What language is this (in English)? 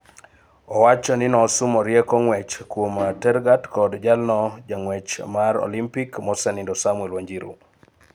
Luo (Kenya and Tanzania)